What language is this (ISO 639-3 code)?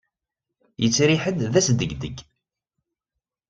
kab